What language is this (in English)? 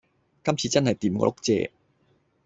Cantonese